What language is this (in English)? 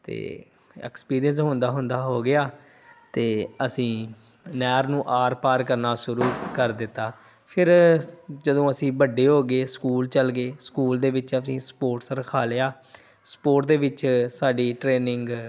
Punjabi